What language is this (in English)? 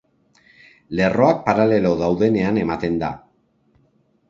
Basque